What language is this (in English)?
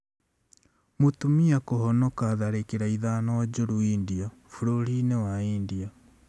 Kikuyu